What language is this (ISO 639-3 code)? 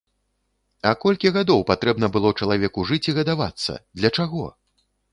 bel